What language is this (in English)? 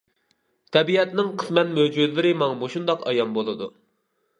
Uyghur